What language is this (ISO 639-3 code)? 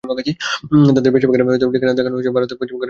ben